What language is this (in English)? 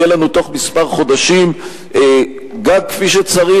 Hebrew